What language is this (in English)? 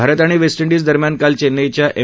Marathi